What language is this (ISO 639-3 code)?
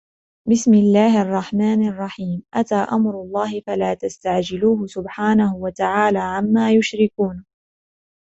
ara